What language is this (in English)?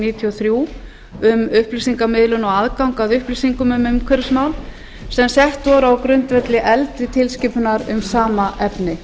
Icelandic